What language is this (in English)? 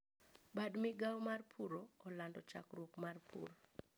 Luo (Kenya and Tanzania)